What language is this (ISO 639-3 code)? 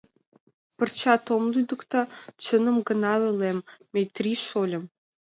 chm